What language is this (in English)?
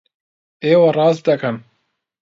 Central Kurdish